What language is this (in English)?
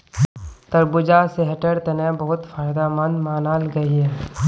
Magahi